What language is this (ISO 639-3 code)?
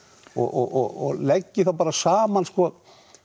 isl